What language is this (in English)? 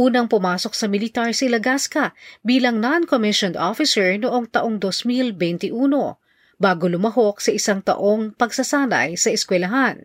Filipino